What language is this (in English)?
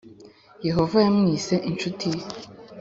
Kinyarwanda